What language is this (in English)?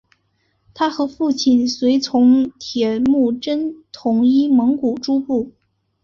Chinese